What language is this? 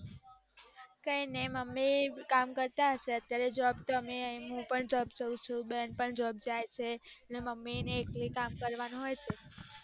Gujarati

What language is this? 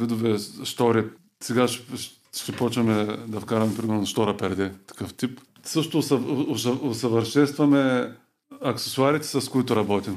Bulgarian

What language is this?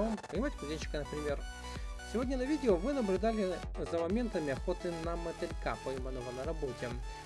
Russian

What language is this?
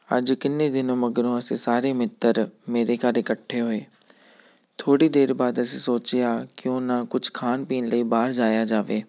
Punjabi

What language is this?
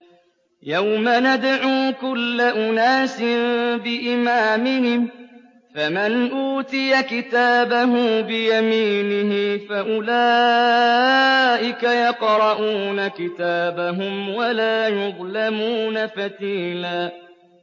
Arabic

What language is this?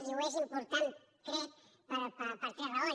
Catalan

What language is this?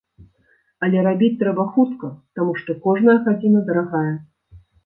Belarusian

